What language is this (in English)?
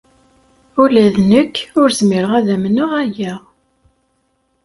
Kabyle